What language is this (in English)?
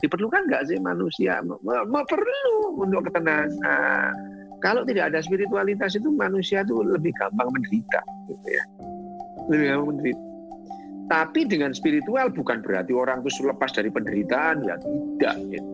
Indonesian